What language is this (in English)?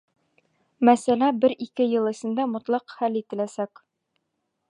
Bashkir